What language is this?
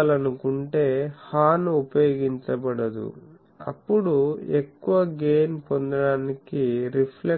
Telugu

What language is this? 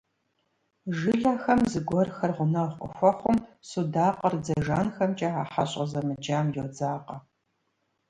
Kabardian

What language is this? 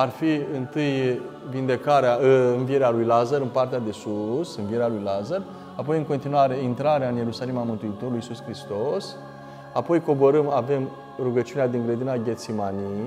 Romanian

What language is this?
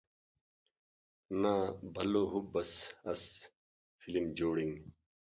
Brahui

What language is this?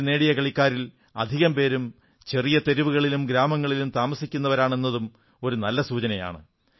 Malayalam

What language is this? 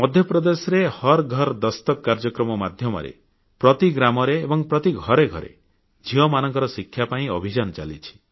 Odia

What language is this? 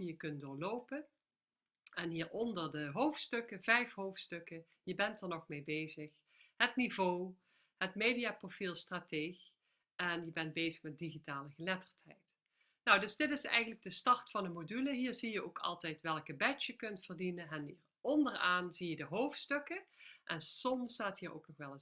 Dutch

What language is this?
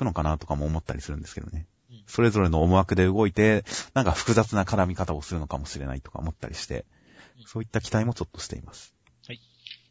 Japanese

